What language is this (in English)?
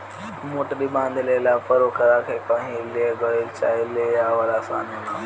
Bhojpuri